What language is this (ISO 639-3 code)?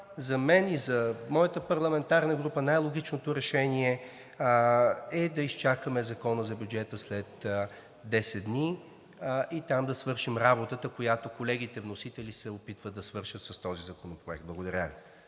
bul